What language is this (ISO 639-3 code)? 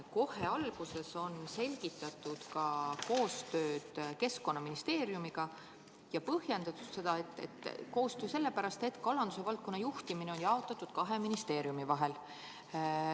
est